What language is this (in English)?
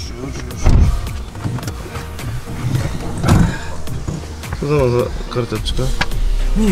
Polish